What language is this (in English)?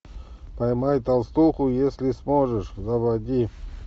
Russian